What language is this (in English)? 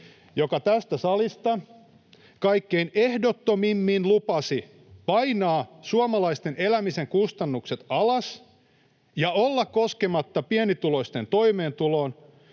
Finnish